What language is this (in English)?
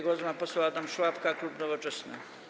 Polish